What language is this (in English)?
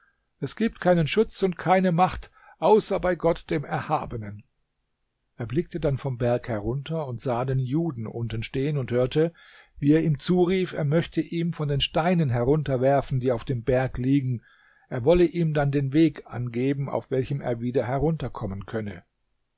German